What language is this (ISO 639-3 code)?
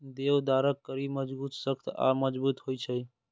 mai